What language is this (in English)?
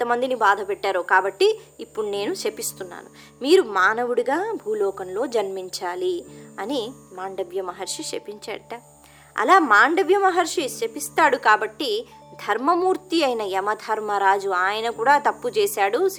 Telugu